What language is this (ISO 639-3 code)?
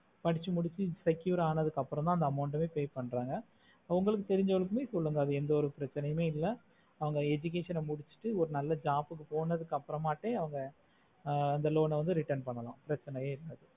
tam